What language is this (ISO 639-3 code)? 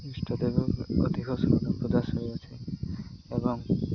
ori